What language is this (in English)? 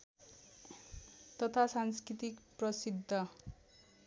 Nepali